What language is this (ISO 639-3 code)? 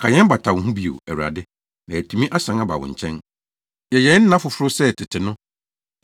aka